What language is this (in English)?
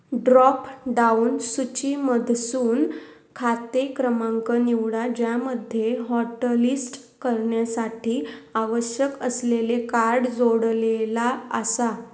Marathi